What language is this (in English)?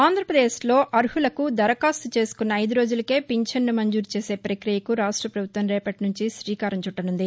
Telugu